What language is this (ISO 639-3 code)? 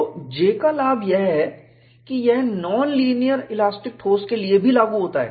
hin